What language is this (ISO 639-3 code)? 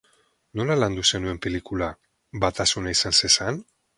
eus